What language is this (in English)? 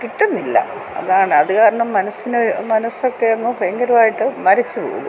Malayalam